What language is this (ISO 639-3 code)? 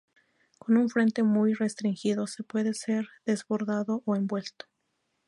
spa